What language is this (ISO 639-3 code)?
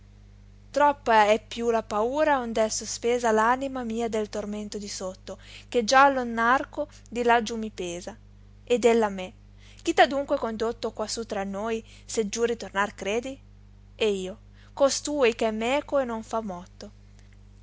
ita